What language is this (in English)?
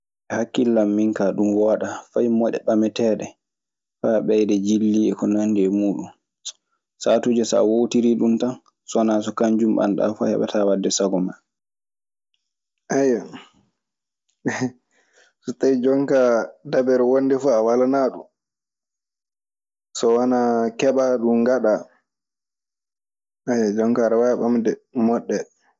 Maasina Fulfulde